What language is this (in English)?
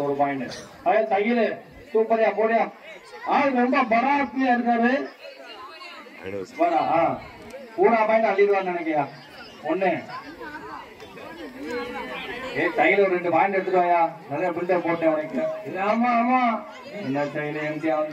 Tamil